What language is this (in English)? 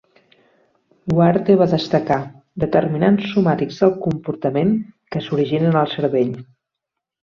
Catalan